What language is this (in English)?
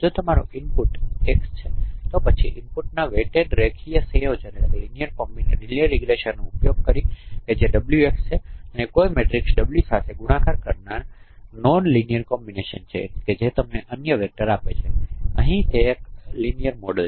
Gujarati